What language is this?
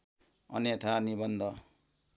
Nepali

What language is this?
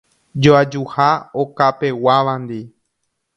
Guarani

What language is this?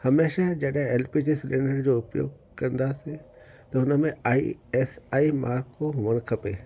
Sindhi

